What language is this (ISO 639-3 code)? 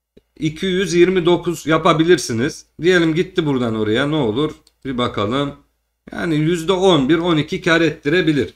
tur